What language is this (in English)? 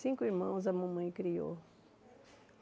Portuguese